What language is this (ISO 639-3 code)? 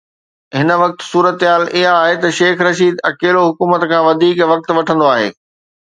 snd